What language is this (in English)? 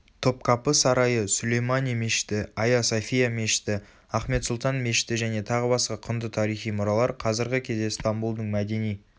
Kazakh